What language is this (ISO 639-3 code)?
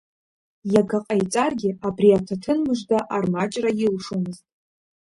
abk